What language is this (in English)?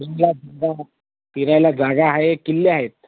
Marathi